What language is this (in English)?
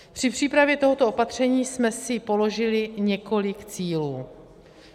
Czech